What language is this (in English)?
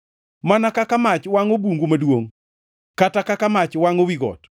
Luo (Kenya and Tanzania)